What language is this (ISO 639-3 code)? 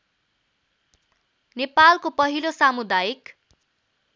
nep